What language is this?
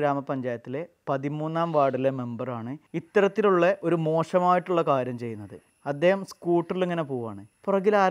Malayalam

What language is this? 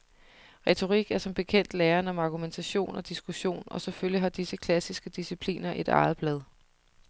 Danish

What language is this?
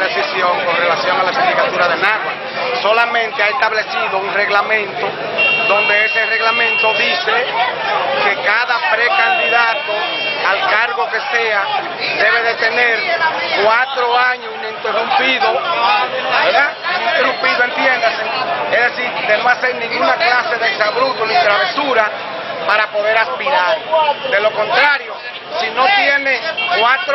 Spanish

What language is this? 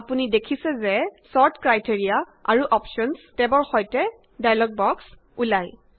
Assamese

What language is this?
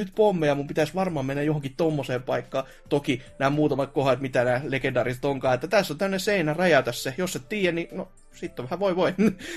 Finnish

